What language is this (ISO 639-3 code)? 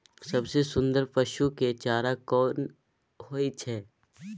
mai